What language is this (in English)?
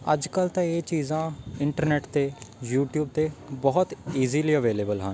Punjabi